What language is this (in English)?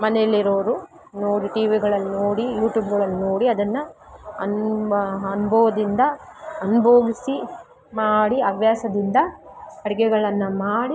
Kannada